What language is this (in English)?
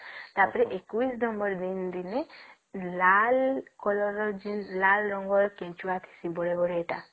Odia